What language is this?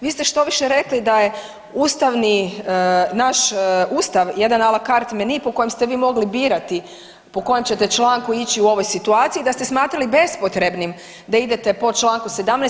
Croatian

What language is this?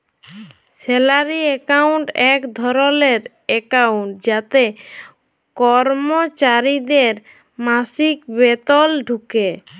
Bangla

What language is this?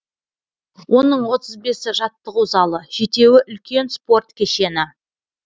Kazakh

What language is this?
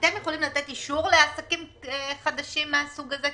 Hebrew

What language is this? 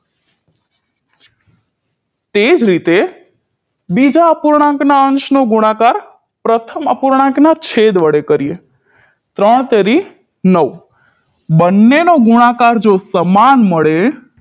Gujarati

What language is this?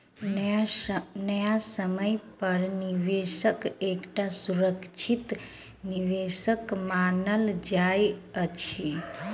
Maithili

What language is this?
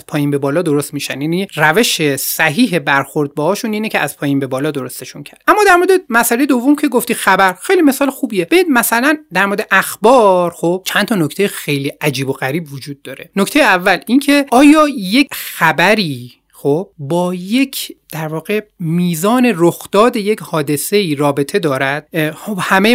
Persian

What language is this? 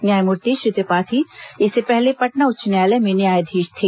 Hindi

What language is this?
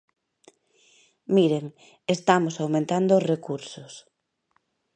Galician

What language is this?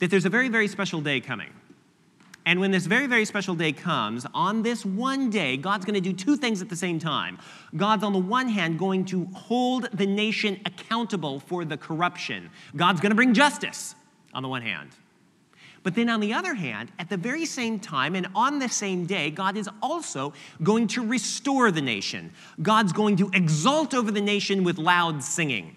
English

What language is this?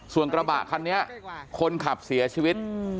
Thai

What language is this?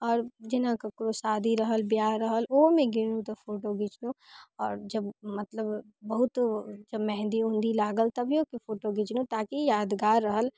Maithili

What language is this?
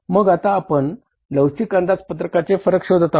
Marathi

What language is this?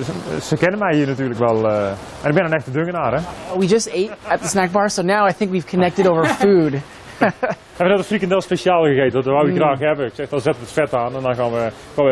Dutch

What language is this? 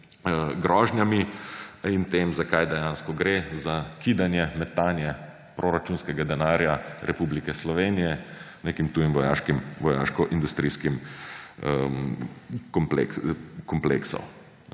Slovenian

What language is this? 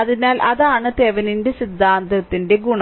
Malayalam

